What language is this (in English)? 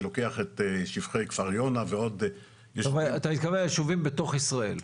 Hebrew